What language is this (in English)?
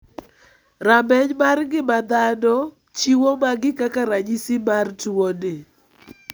Luo (Kenya and Tanzania)